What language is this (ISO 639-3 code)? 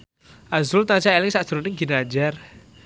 jav